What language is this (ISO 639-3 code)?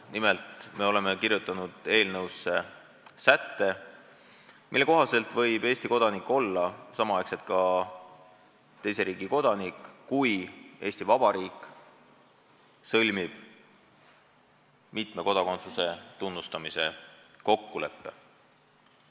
est